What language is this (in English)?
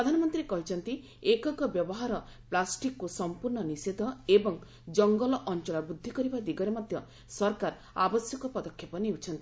Odia